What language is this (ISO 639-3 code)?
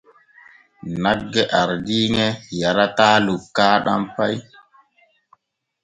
fue